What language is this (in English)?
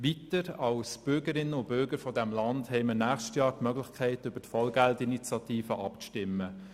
Swiss German